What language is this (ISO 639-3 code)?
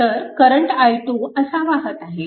mar